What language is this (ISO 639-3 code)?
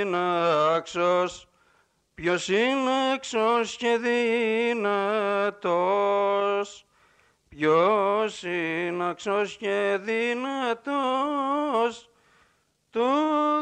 ell